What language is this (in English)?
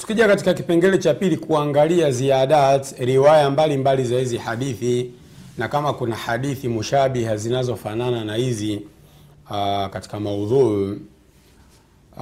Swahili